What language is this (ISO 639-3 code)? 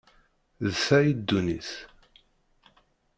kab